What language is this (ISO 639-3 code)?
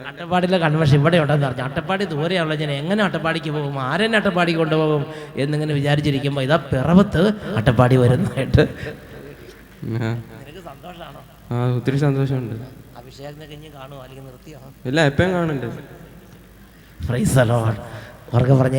mal